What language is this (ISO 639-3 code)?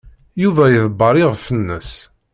kab